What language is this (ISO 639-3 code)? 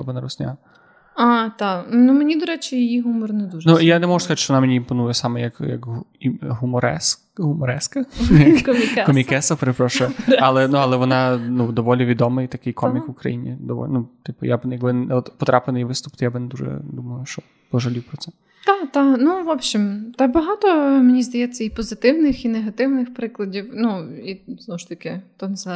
ukr